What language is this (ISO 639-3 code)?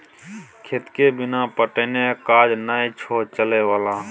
mai